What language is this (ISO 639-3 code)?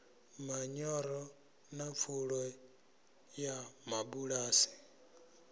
ven